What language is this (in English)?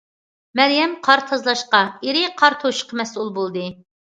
Uyghur